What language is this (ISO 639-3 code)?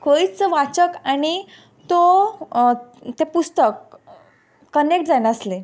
kok